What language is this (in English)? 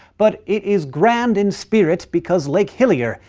English